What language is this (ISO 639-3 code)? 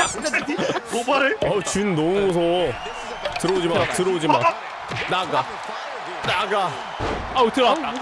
kor